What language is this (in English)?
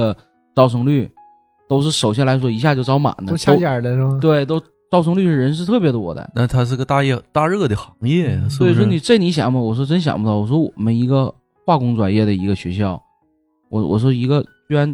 Chinese